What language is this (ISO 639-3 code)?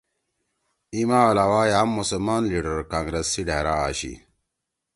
trw